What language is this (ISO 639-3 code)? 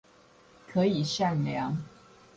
zho